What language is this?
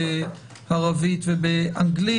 Hebrew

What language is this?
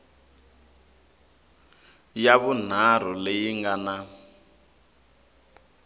Tsonga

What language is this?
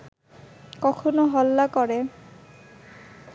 Bangla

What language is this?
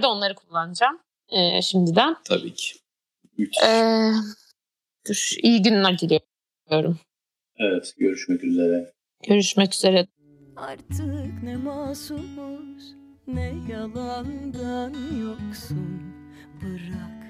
Turkish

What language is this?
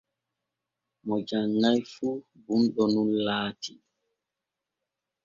Borgu Fulfulde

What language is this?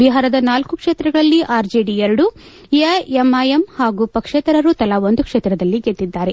Kannada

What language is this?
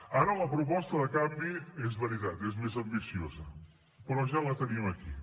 Catalan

